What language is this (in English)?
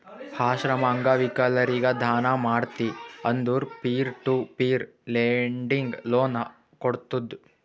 Kannada